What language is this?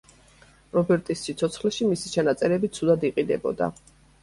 Georgian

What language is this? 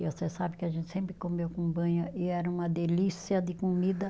Portuguese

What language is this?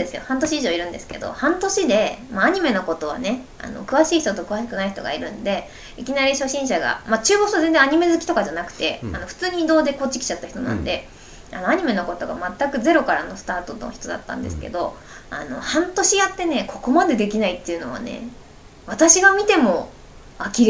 Japanese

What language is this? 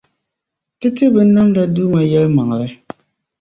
Dagbani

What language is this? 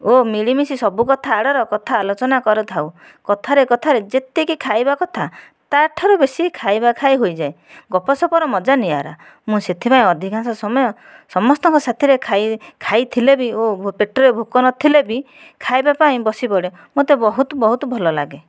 Odia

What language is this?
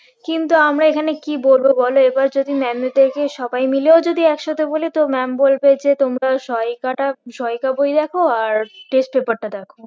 Bangla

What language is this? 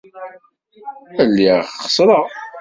Kabyle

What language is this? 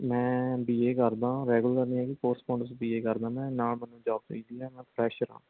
Punjabi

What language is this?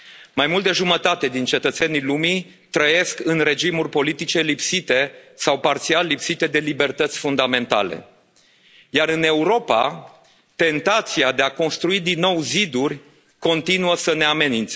Romanian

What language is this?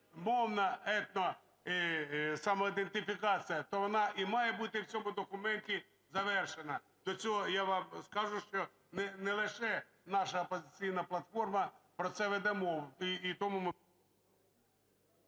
Ukrainian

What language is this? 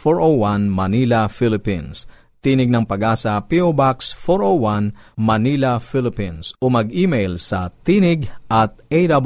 Filipino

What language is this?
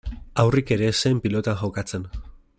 Basque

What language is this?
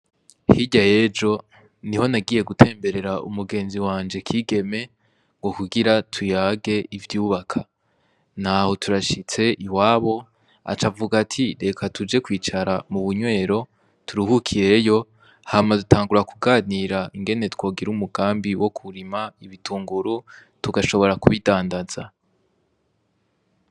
Rundi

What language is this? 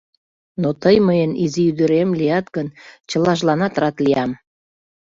Mari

